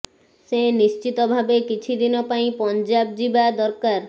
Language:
Odia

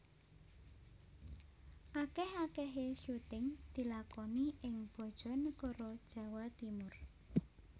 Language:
Javanese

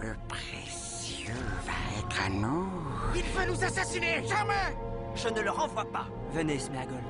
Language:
French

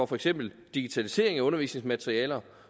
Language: Danish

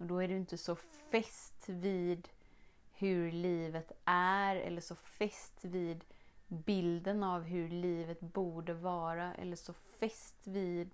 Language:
Swedish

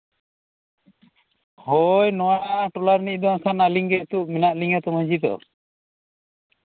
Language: Santali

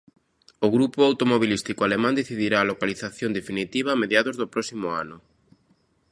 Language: Galician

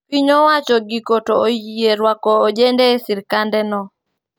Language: Luo (Kenya and Tanzania)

